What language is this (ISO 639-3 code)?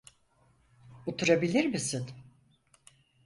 tur